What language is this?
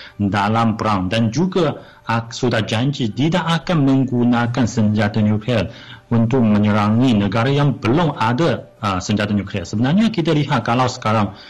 Malay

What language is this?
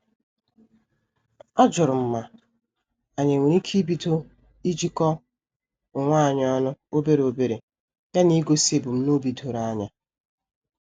Igbo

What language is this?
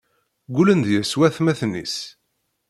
Kabyle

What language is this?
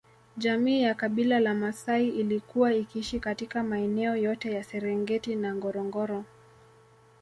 Swahili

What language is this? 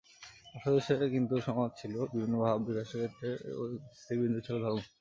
Bangla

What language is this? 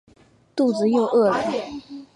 Chinese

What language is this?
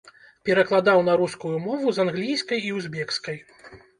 Belarusian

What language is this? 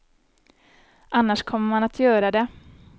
Swedish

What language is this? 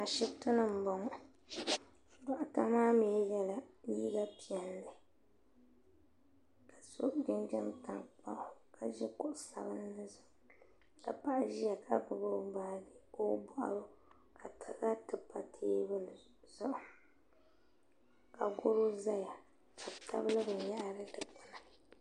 Dagbani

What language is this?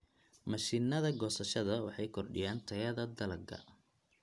Somali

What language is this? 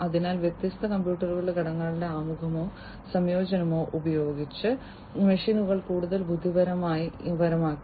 Malayalam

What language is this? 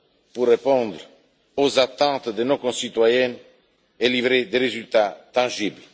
French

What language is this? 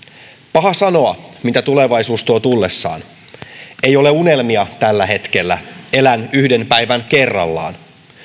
Finnish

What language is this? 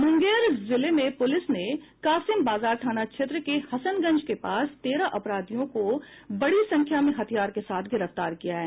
Hindi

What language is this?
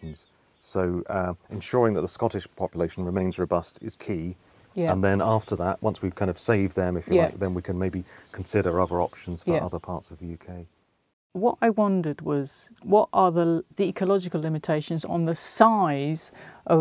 English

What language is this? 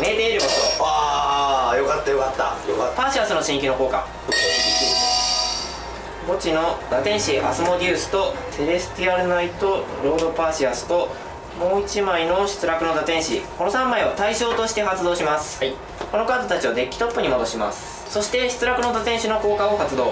Japanese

